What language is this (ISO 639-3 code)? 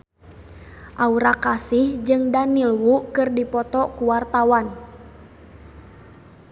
sun